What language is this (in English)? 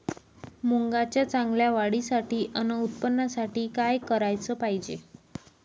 Marathi